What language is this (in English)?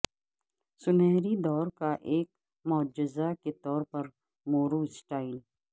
Urdu